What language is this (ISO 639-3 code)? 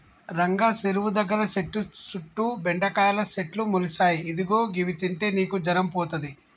tel